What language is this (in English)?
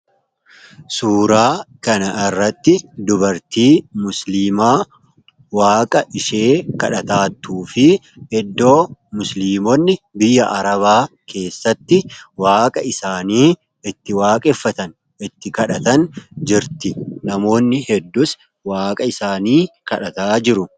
Oromo